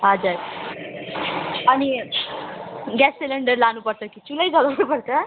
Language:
Nepali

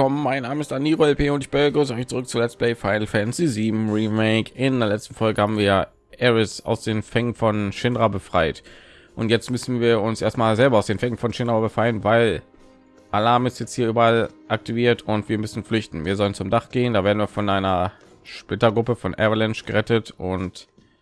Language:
German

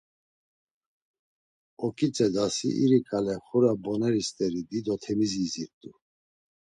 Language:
Laz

